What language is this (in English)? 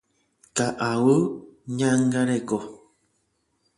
Guarani